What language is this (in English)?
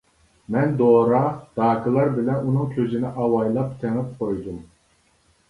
Uyghur